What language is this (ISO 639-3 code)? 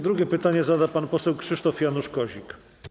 pol